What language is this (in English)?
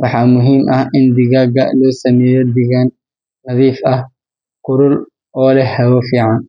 Somali